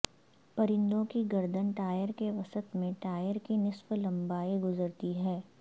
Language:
Urdu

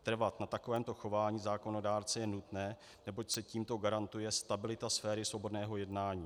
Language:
Czech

